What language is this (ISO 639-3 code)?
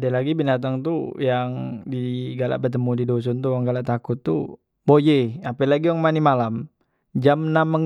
mui